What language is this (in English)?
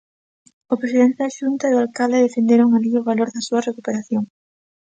Galician